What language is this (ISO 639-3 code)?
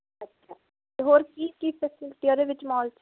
pan